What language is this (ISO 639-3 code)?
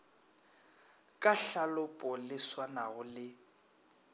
nso